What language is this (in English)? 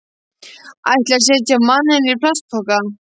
Icelandic